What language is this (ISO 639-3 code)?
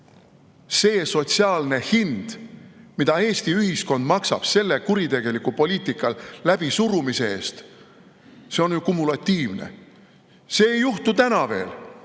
est